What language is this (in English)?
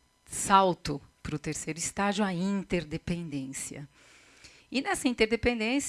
Portuguese